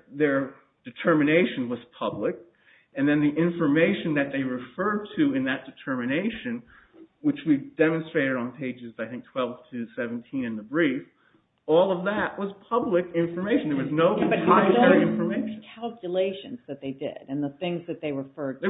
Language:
English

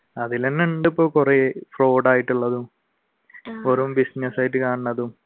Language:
Malayalam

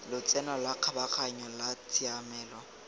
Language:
Tswana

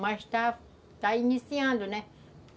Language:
Portuguese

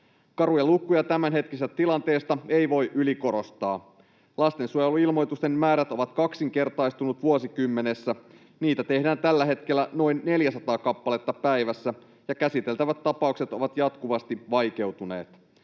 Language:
Finnish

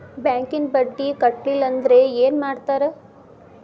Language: Kannada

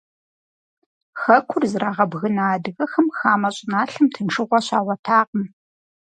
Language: Kabardian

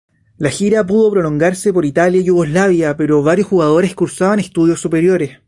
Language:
Spanish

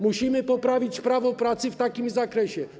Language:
Polish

